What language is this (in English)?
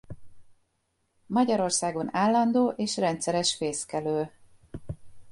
Hungarian